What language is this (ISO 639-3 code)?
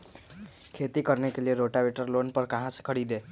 mag